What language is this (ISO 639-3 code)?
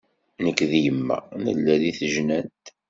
kab